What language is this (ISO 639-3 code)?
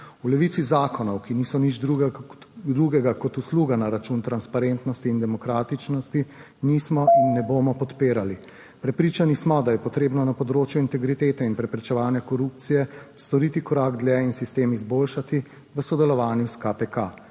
slv